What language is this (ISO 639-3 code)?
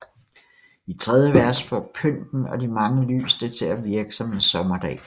dan